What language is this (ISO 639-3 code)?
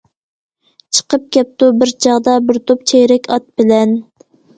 uig